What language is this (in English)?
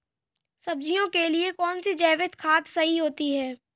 Hindi